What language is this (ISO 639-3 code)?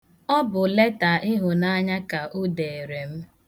ibo